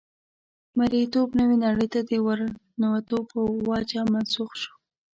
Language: Pashto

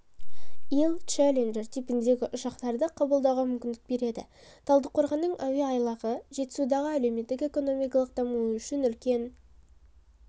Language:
Kazakh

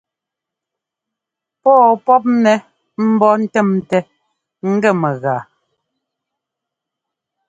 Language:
Ngomba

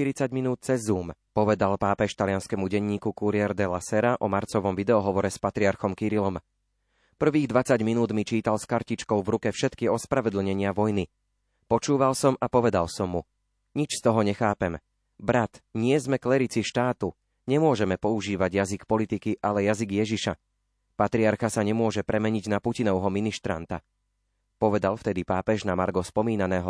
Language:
Slovak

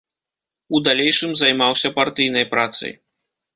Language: Belarusian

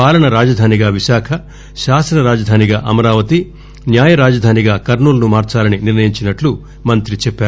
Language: Telugu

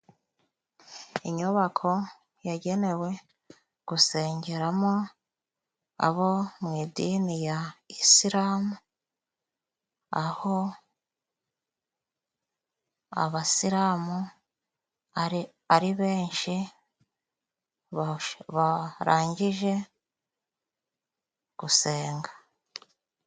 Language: Kinyarwanda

